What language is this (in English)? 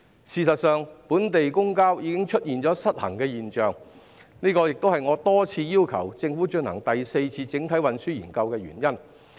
Cantonese